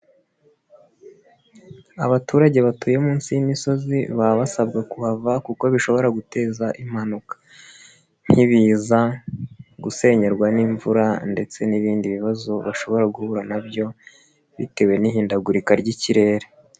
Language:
Kinyarwanda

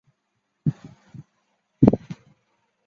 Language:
Chinese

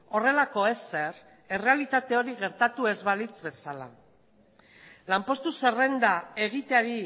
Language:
Basque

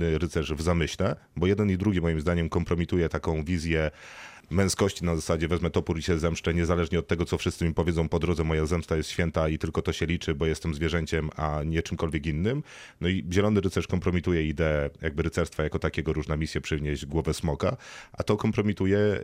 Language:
Polish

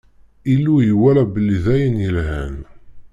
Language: Kabyle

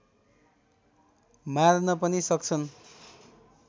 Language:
Nepali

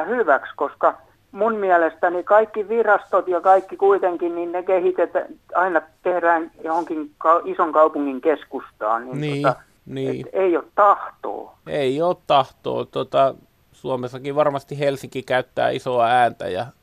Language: Finnish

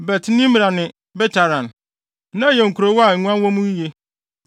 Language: Akan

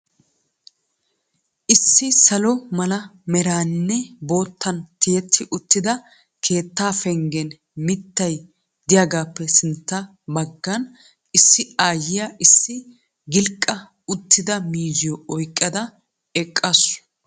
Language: Wolaytta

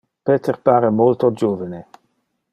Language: Interlingua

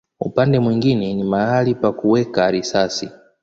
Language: Swahili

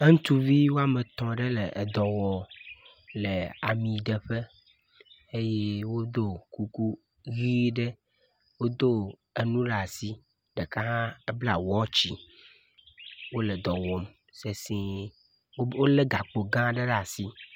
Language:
Ewe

